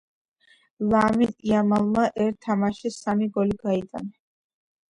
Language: Georgian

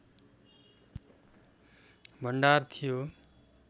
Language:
Nepali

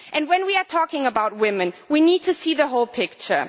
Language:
English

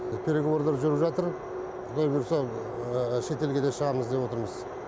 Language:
Kazakh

